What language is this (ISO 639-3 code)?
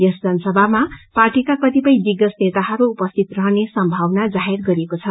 nep